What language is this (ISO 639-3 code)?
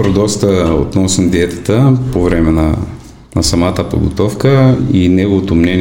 bul